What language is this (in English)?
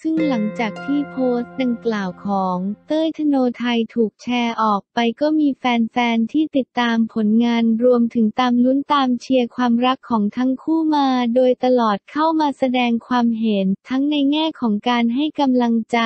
Thai